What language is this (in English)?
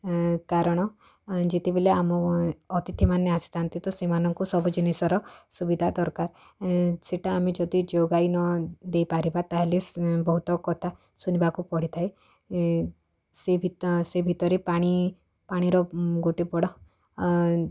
Odia